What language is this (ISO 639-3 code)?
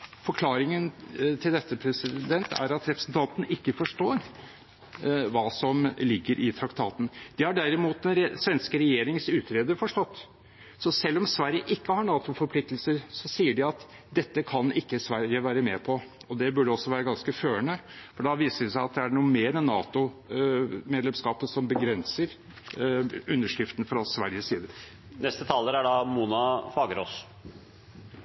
nob